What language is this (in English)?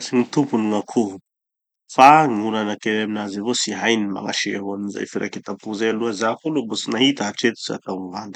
Tanosy Malagasy